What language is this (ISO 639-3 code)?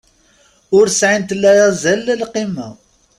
kab